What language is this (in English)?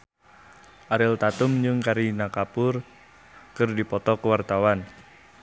Sundanese